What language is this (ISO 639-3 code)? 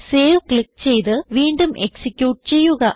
mal